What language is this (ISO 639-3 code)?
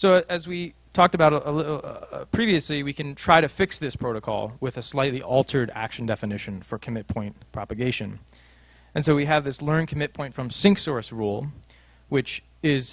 eng